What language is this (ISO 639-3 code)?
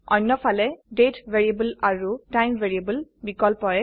asm